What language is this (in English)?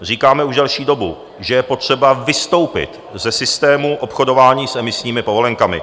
Czech